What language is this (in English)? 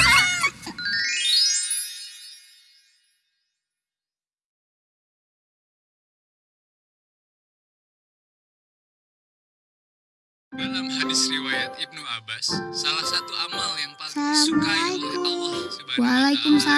Indonesian